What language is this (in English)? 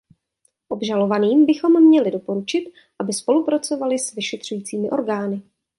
Czech